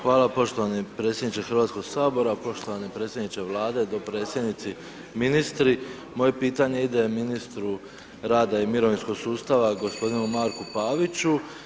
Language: Croatian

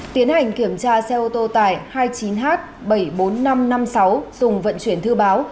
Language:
Vietnamese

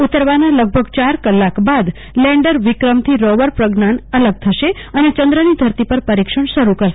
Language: Gujarati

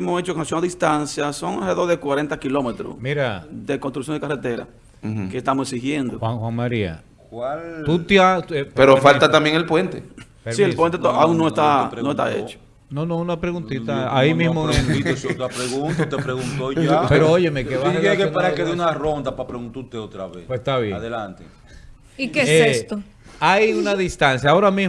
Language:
Spanish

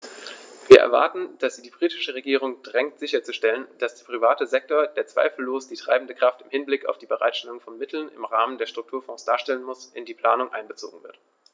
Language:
German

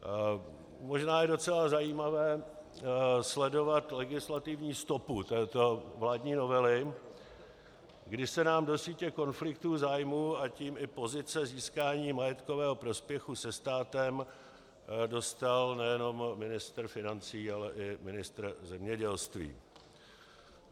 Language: Czech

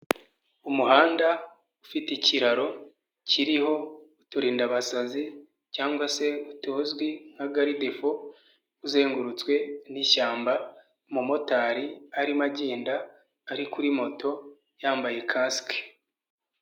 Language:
Kinyarwanda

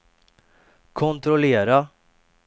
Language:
Swedish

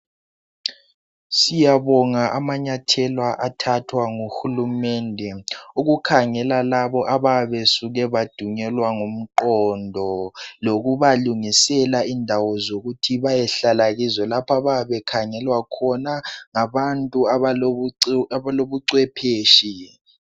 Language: North Ndebele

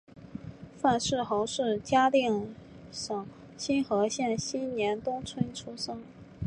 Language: Chinese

